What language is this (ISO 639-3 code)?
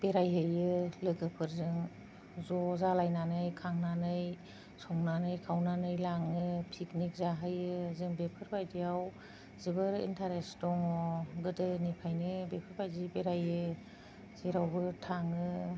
brx